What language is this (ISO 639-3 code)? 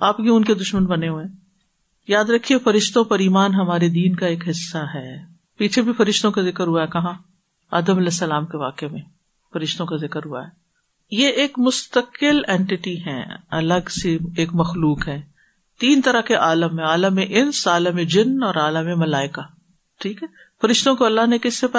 urd